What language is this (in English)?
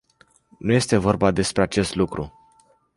Romanian